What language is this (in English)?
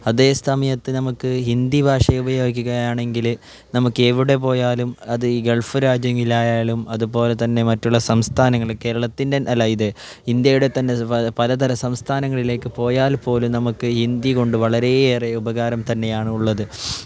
Malayalam